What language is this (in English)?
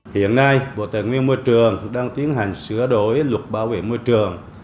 Vietnamese